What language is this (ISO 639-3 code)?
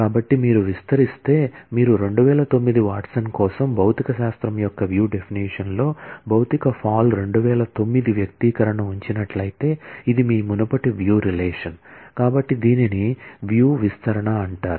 tel